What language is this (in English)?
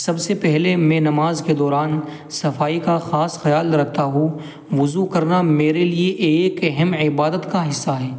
Urdu